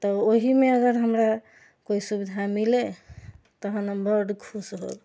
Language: Maithili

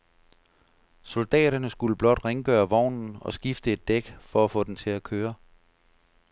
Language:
Danish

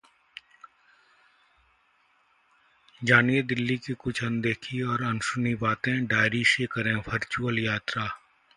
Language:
Hindi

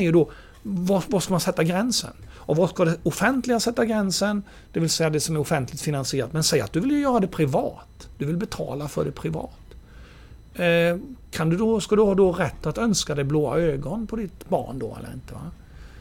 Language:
Swedish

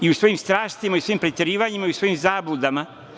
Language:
Serbian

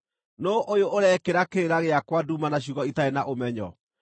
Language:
Kikuyu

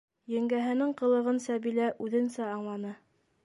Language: Bashkir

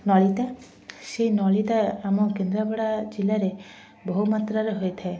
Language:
Odia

